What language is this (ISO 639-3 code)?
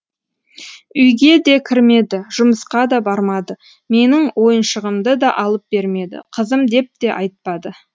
kaz